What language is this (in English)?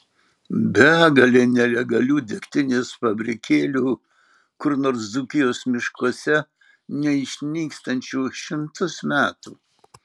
Lithuanian